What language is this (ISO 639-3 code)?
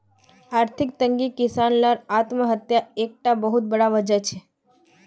mag